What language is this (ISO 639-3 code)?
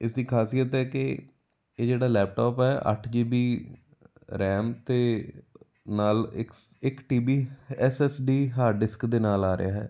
pan